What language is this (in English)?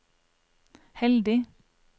Norwegian